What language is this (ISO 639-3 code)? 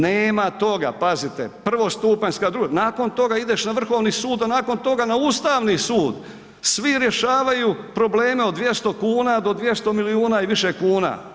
hrv